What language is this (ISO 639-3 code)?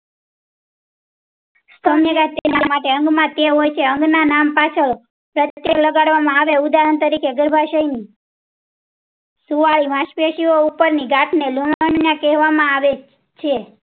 guj